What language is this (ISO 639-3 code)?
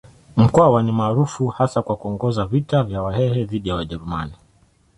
swa